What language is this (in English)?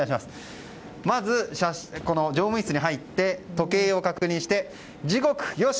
Japanese